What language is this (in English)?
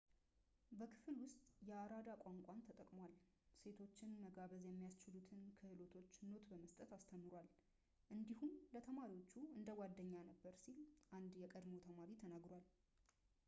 Amharic